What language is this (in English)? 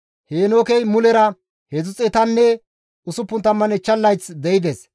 Gamo